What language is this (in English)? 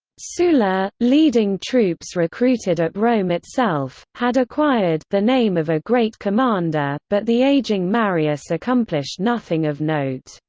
English